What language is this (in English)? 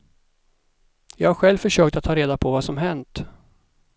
Swedish